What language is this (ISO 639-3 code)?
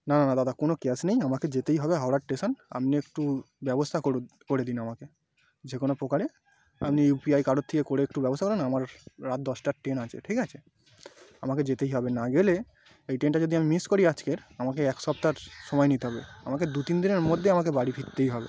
ben